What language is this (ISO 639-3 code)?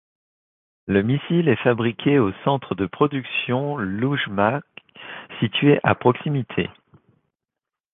fra